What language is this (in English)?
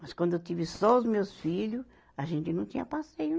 Portuguese